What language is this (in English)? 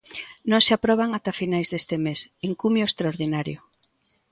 Galician